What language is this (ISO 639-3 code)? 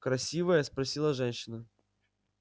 rus